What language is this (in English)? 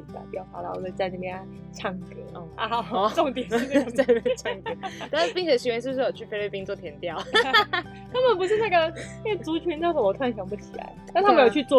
Chinese